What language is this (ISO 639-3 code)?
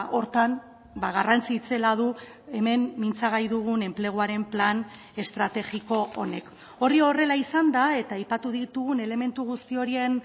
eus